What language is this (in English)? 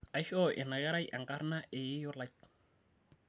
Masai